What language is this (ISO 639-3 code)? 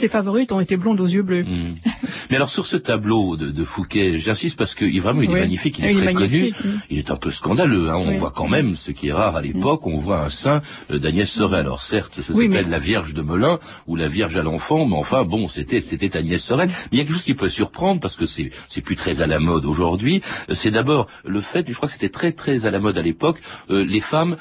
fra